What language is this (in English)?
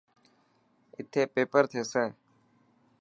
Dhatki